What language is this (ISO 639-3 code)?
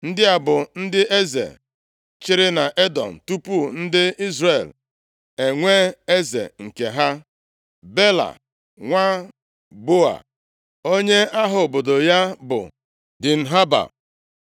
ibo